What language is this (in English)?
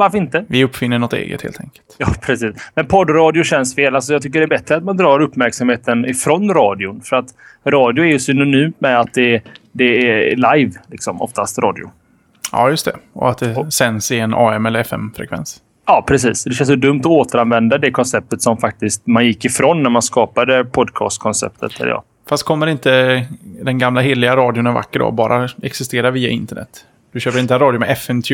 Swedish